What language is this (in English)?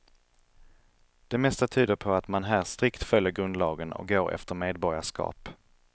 Swedish